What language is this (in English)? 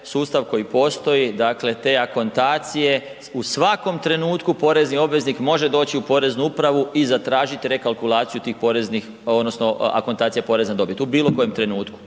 Croatian